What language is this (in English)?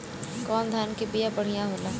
Bhojpuri